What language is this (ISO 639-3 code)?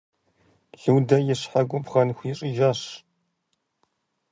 kbd